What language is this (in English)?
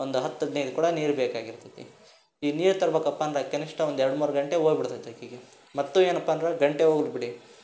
Kannada